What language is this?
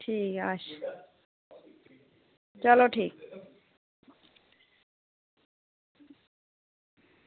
Dogri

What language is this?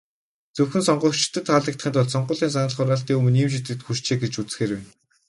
Mongolian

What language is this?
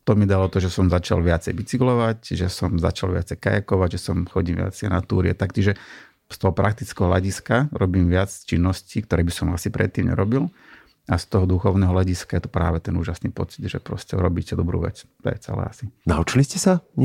Slovak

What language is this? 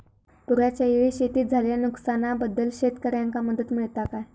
Marathi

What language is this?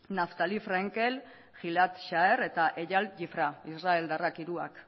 Basque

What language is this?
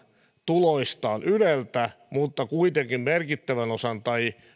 Finnish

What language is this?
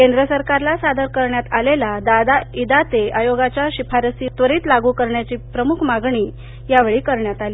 Marathi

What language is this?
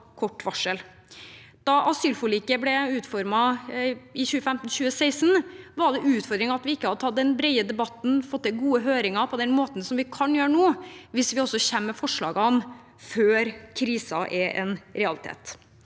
Norwegian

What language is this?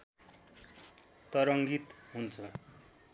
Nepali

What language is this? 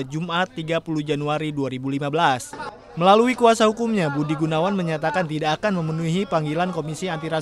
Indonesian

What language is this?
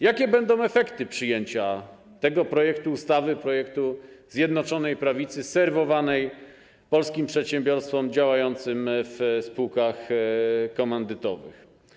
Polish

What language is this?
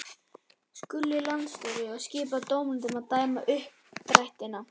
Icelandic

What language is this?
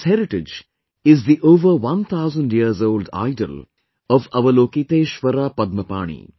English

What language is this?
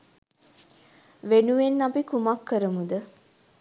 Sinhala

